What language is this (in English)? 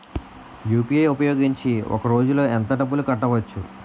Telugu